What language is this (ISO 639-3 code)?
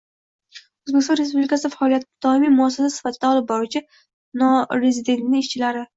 uzb